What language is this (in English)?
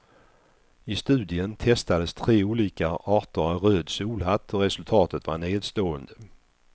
Swedish